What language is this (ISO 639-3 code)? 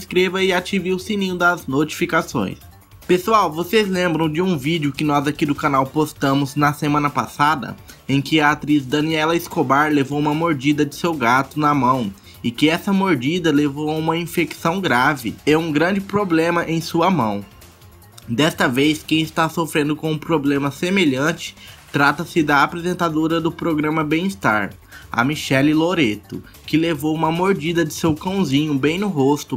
por